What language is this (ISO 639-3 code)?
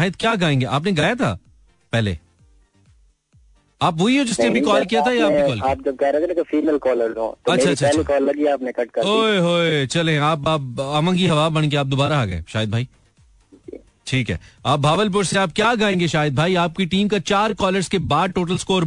hin